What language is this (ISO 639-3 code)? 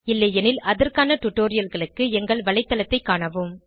tam